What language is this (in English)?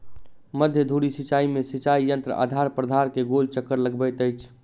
Maithili